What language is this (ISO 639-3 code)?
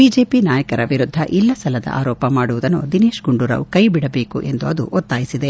kan